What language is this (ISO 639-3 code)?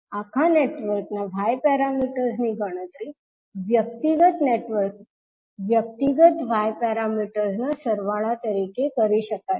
guj